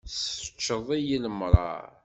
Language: Kabyle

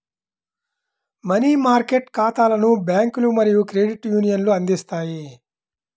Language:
Telugu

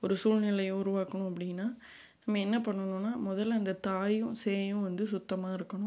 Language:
Tamil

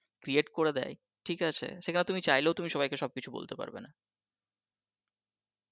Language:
Bangla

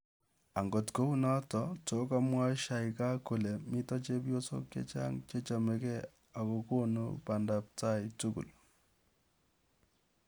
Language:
Kalenjin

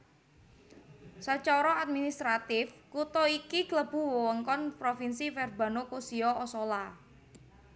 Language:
Javanese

